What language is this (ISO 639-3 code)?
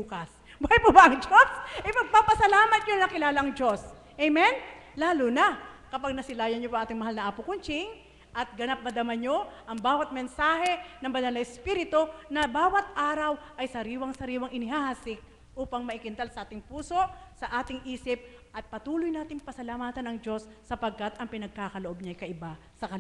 fil